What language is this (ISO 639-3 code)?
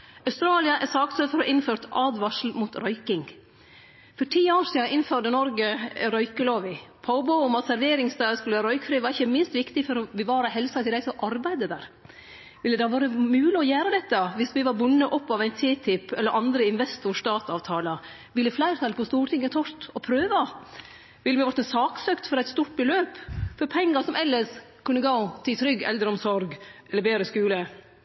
nno